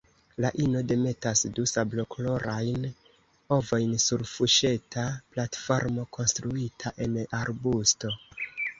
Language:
Esperanto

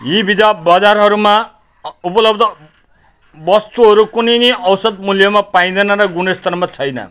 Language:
Nepali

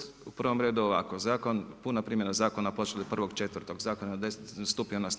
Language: Croatian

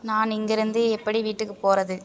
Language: Tamil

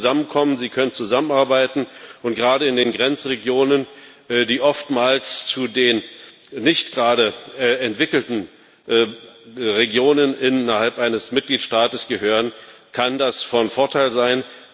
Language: German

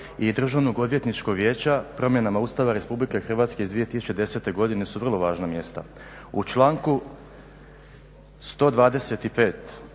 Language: Croatian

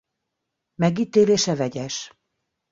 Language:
Hungarian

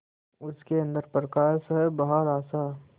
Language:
Hindi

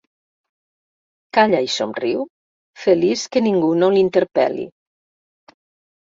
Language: Catalan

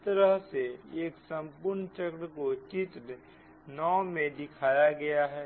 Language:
Hindi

